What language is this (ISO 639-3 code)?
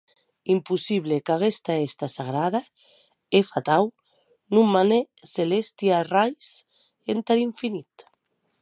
oci